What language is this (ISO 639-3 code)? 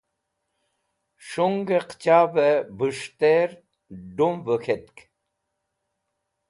wbl